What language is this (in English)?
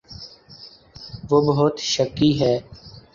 Urdu